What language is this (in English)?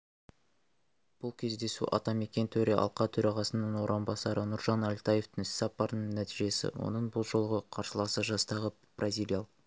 Kazakh